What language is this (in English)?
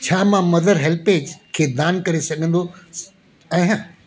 Sindhi